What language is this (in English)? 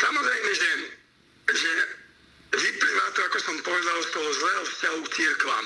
Slovak